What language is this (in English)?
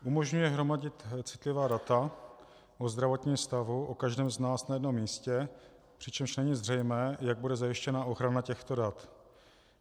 Czech